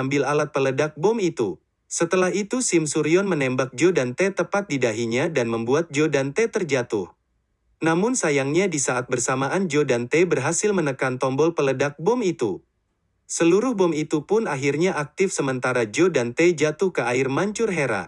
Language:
Indonesian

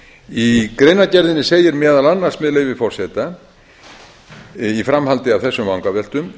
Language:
Icelandic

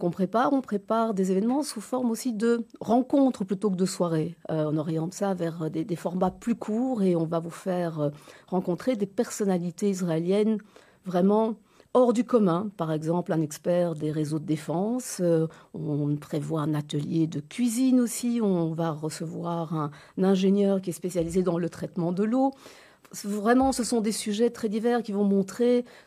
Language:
French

